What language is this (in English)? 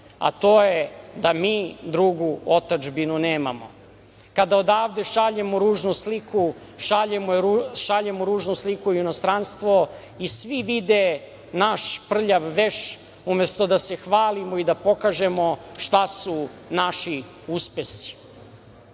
Serbian